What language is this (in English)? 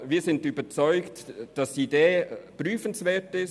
Swiss German